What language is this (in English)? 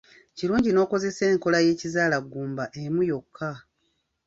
Ganda